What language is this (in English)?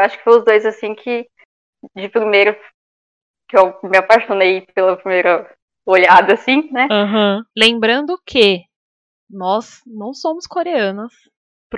Portuguese